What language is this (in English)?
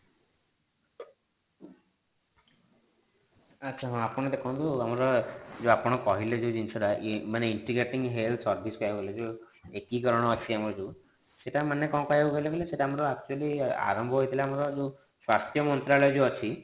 Odia